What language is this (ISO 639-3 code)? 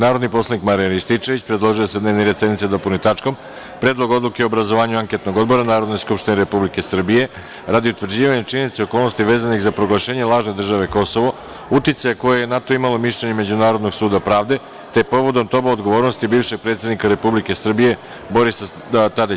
srp